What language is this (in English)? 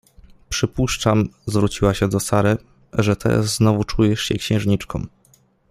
Polish